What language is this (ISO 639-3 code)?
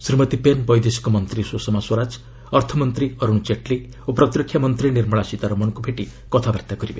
ori